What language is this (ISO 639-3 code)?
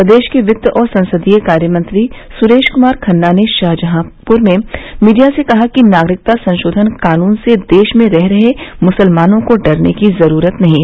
hin